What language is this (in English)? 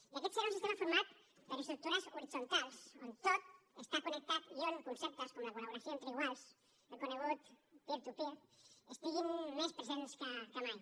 Catalan